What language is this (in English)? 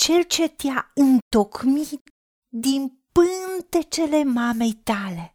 Romanian